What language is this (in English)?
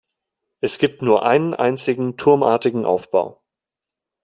German